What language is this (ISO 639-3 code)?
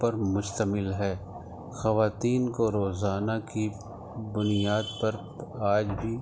urd